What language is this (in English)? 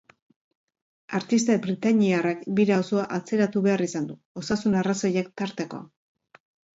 Basque